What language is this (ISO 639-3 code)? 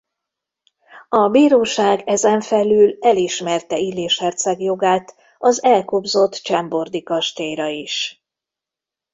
hun